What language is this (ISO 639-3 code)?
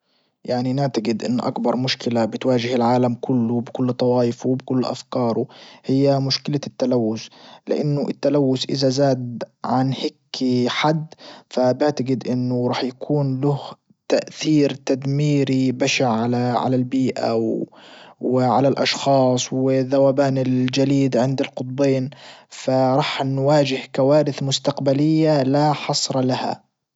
ayl